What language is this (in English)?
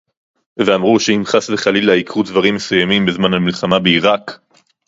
Hebrew